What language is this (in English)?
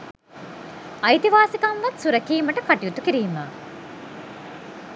Sinhala